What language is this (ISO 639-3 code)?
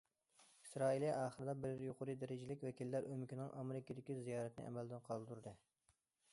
uig